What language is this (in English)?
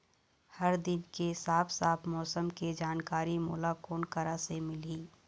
Chhattisgarhi